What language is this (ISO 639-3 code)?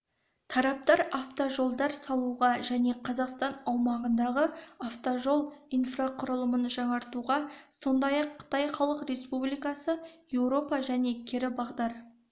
kaz